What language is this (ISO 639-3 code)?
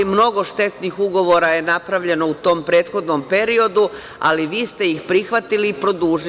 srp